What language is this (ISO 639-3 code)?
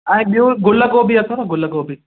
snd